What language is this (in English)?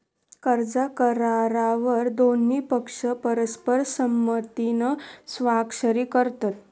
Marathi